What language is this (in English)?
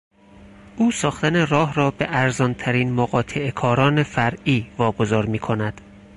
Persian